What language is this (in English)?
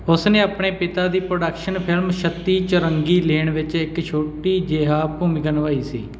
Punjabi